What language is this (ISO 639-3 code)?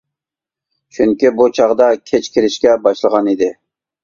uig